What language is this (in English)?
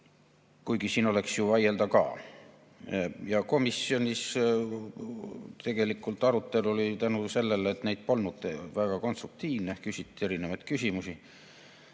Estonian